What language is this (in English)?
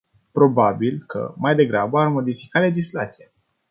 Romanian